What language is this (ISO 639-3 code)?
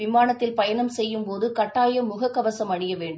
tam